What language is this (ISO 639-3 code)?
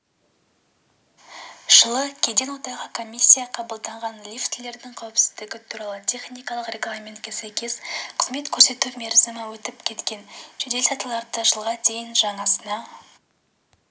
kaz